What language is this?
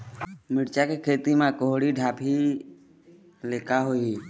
Chhattisgarhi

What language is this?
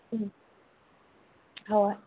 Manipuri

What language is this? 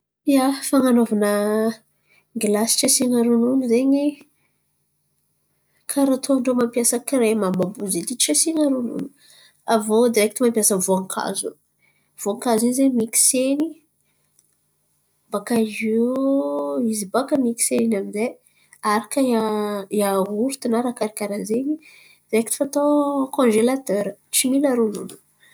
Antankarana Malagasy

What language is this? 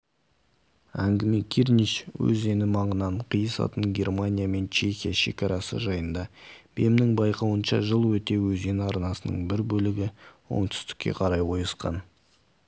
Kazakh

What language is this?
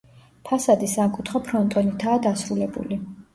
Georgian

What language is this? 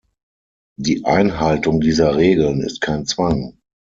German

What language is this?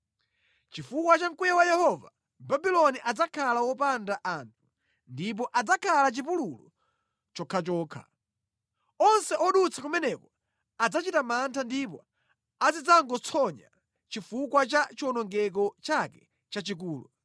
Nyanja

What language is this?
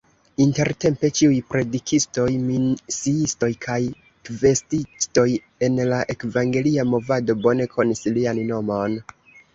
Esperanto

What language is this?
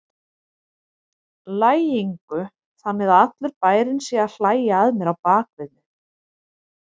Icelandic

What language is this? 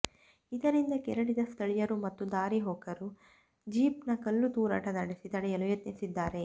Kannada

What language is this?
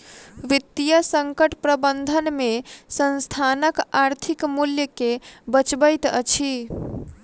Maithili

